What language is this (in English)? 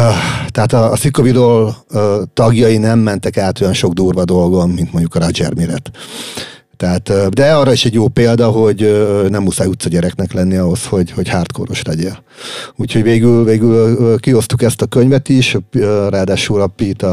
Hungarian